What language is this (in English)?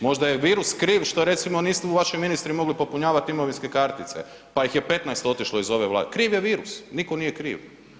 Croatian